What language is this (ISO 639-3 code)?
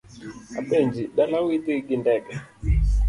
luo